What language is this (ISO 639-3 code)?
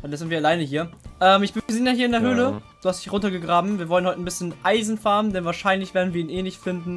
deu